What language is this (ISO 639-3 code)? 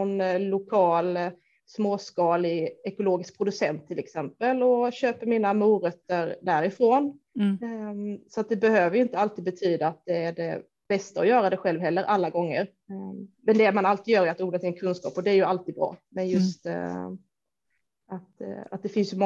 swe